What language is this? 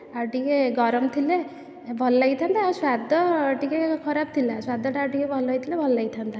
Odia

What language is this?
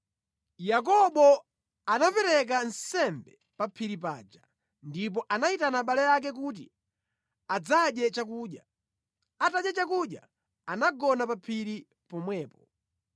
Nyanja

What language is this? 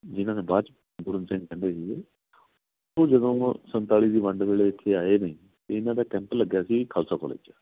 Punjabi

